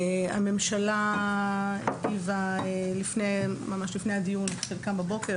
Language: Hebrew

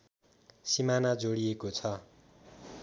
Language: Nepali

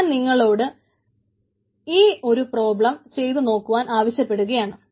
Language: Malayalam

